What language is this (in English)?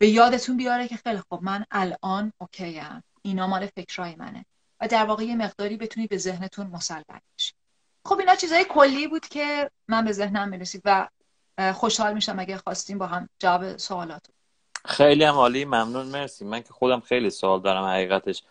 Persian